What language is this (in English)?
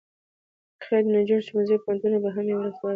Pashto